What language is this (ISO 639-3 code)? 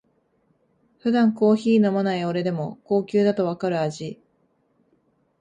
jpn